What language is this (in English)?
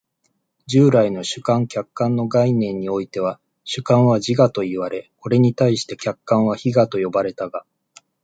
Japanese